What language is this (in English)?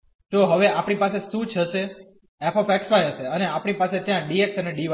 Gujarati